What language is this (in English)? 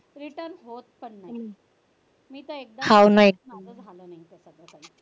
Marathi